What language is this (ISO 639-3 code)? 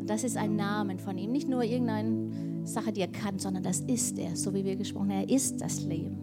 deu